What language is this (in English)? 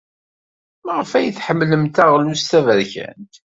Kabyle